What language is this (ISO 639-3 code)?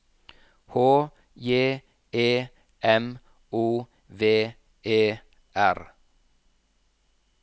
nor